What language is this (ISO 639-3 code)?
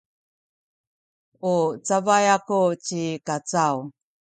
szy